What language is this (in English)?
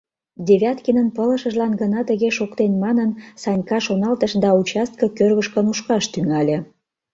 Mari